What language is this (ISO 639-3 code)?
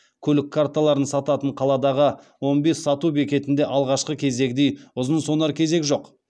kaz